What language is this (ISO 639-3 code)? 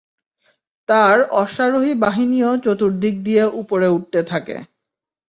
ben